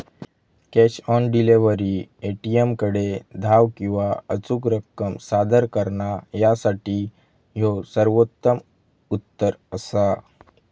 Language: Marathi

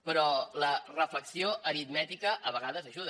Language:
Catalan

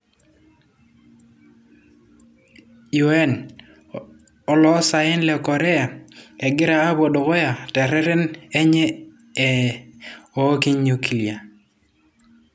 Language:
Masai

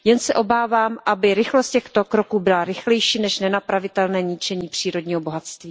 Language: Czech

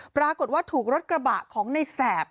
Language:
Thai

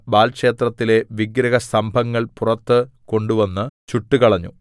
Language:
Malayalam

